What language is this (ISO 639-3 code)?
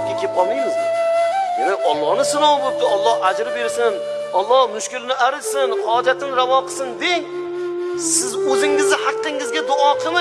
tur